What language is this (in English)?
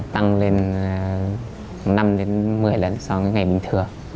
Vietnamese